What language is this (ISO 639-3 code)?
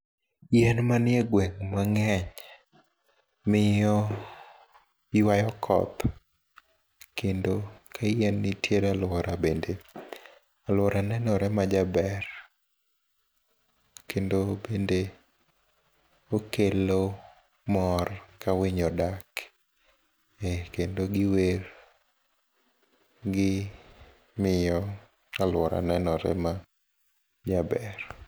luo